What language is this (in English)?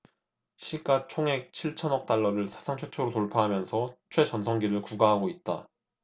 Korean